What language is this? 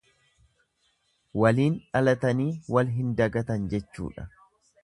Oromo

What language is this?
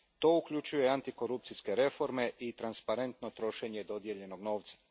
Croatian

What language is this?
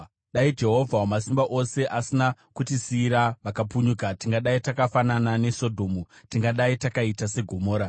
Shona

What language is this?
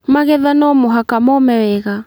Kikuyu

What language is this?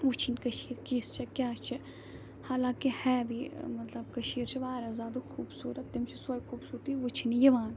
Kashmiri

